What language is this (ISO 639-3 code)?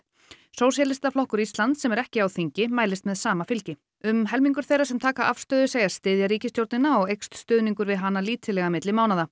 isl